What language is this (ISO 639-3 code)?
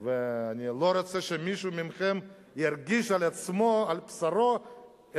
heb